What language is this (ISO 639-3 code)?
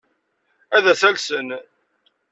kab